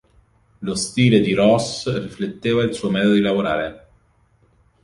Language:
Italian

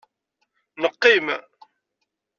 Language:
Kabyle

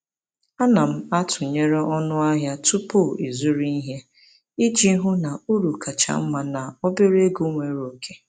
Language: Igbo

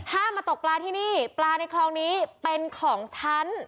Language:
Thai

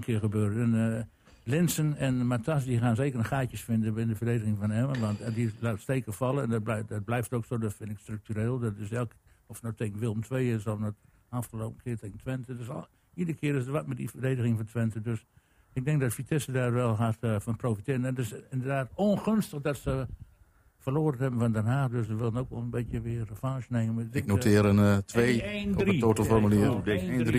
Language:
Dutch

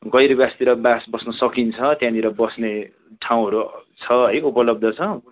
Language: Nepali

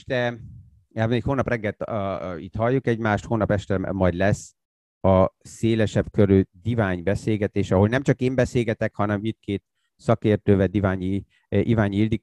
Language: Hungarian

